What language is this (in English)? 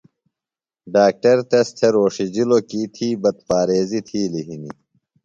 Phalura